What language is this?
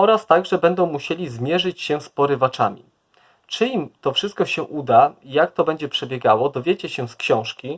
Polish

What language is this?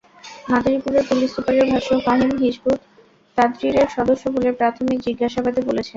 Bangla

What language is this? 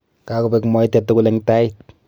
Kalenjin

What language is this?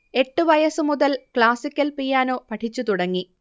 Malayalam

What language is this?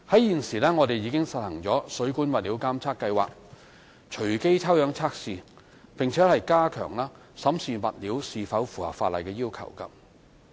Cantonese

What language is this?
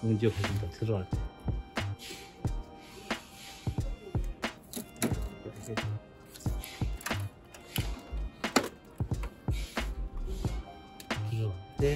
Korean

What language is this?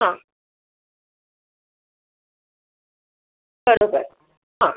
Marathi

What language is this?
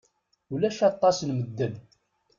Kabyle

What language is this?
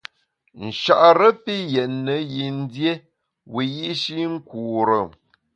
Bamun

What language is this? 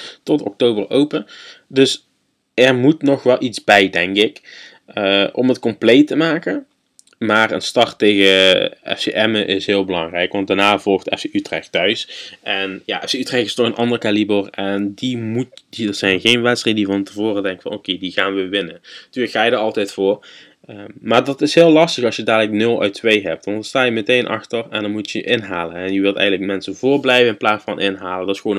Dutch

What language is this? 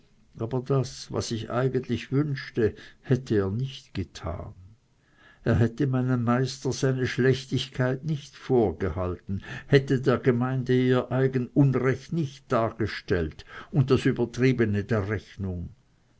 German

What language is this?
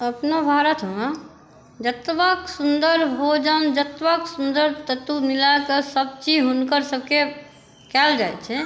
Maithili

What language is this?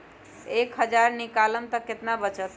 Magahi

